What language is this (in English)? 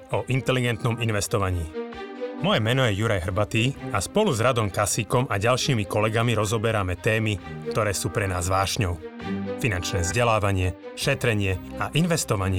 Slovak